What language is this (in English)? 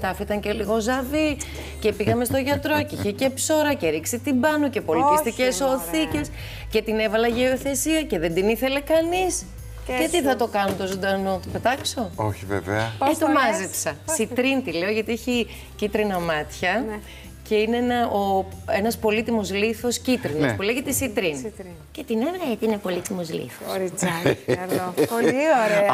Greek